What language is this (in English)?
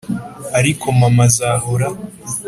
Kinyarwanda